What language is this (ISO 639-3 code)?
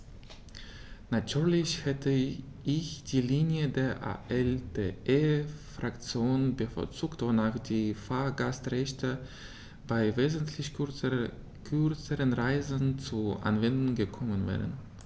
deu